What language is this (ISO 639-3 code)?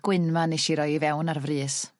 cym